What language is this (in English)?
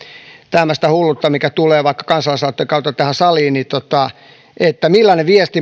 Finnish